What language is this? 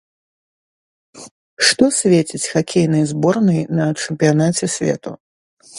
Belarusian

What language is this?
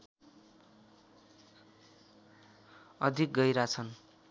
Nepali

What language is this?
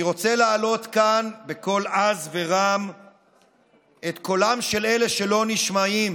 Hebrew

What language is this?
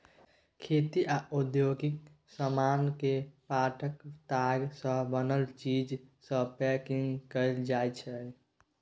Maithili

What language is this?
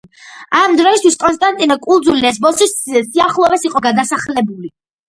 Georgian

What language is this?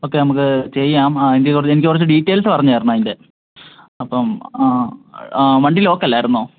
Malayalam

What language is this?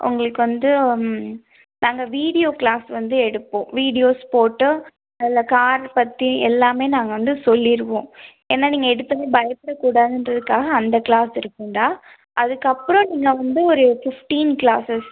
Tamil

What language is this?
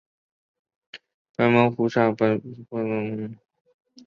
Chinese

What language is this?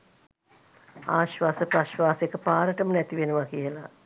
Sinhala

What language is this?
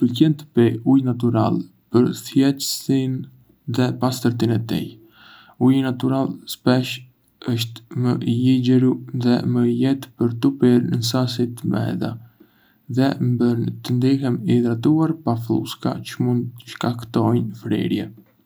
Arbëreshë Albanian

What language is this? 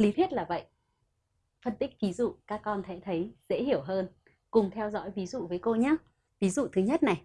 Vietnamese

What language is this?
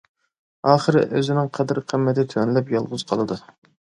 Uyghur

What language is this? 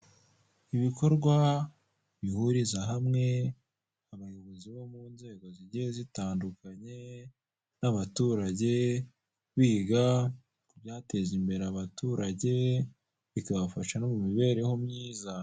Kinyarwanda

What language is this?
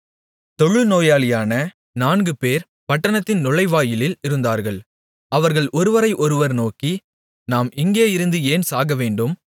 Tamil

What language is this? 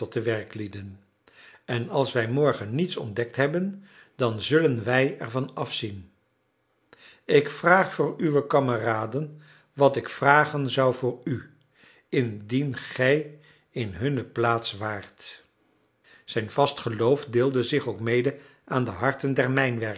Dutch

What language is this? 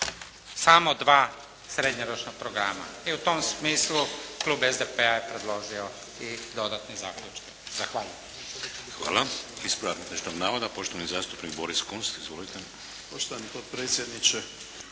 Croatian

